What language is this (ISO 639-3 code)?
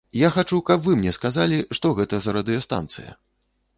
bel